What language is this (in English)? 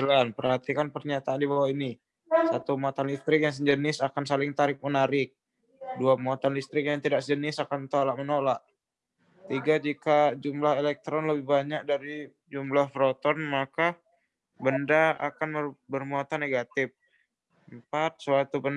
Indonesian